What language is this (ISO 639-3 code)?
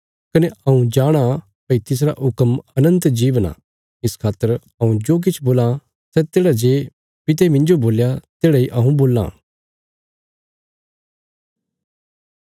kfs